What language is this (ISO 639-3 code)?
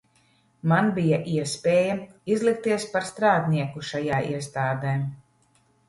lav